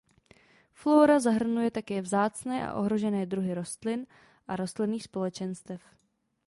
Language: Czech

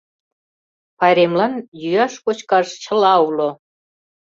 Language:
Mari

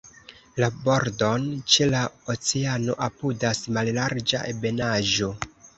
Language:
Esperanto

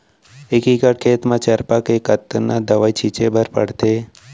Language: Chhattisgarhi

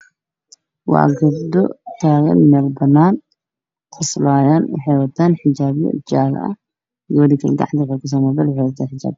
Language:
Somali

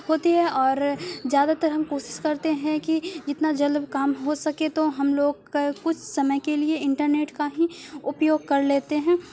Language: Urdu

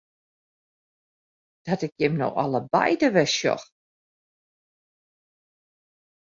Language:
Western Frisian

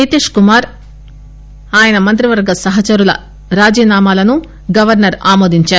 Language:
Telugu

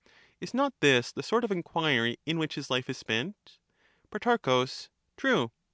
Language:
English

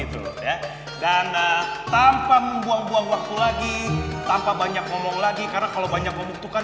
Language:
Indonesian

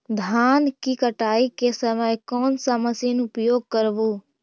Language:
Magahi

